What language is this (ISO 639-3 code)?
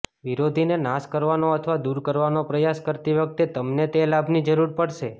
guj